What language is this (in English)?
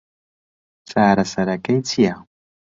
Central Kurdish